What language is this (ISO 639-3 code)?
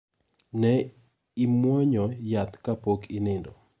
luo